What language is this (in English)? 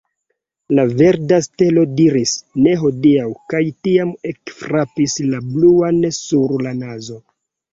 Esperanto